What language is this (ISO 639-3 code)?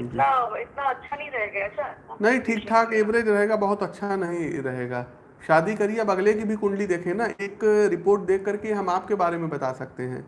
hin